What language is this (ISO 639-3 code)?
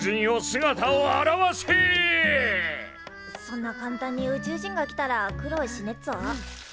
jpn